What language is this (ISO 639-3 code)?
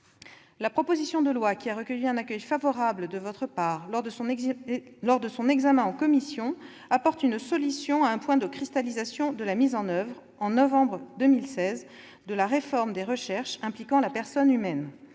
fra